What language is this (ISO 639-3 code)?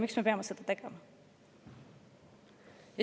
est